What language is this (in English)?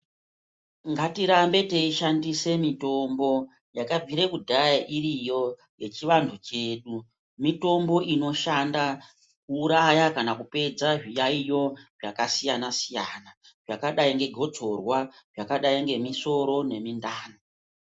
Ndau